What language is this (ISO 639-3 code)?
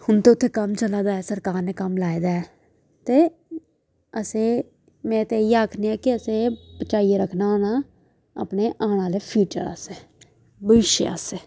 doi